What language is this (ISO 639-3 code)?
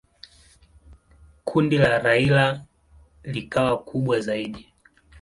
swa